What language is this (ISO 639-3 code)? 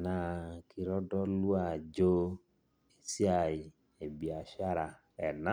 mas